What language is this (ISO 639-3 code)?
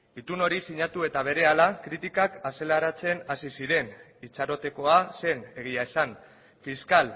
eus